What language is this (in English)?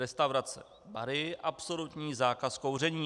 Czech